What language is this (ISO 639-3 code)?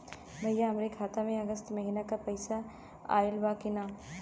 bho